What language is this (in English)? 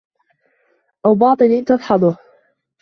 Arabic